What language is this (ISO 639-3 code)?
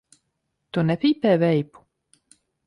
lav